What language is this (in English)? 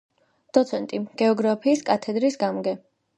Georgian